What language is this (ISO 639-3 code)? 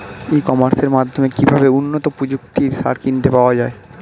ben